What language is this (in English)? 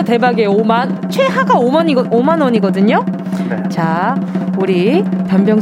Korean